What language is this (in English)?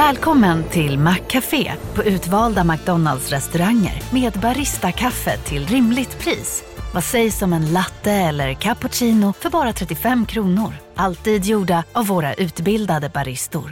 Swedish